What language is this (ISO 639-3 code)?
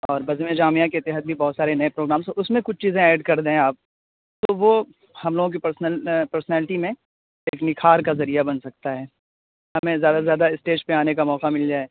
urd